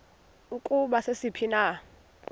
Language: Xhosa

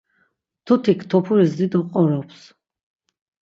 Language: Laz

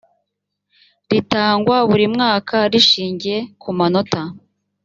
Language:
Kinyarwanda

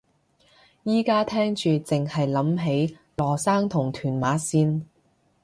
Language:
Cantonese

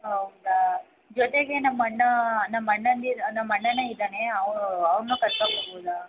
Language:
Kannada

